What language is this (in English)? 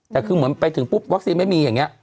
Thai